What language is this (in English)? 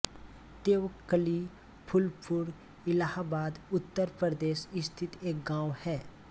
Hindi